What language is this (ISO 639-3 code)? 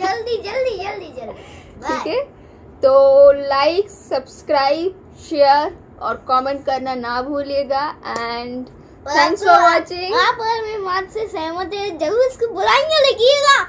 hin